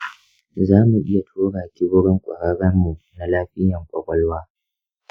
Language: Hausa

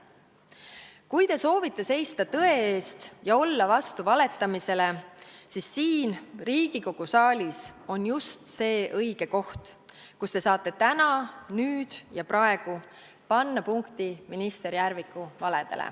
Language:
Estonian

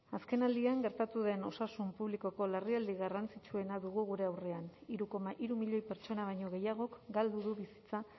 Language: Basque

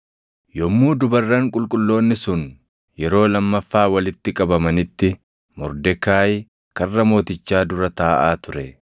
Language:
Oromo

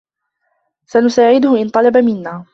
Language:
Arabic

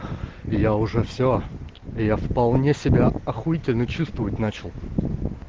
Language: Russian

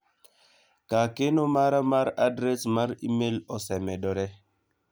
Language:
Luo (Kenya and Tanzania)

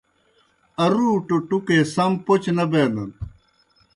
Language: Kohistani Shina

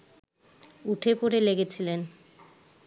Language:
Bangla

